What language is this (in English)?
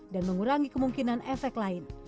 Indonesian